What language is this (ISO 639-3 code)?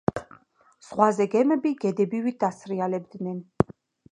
kat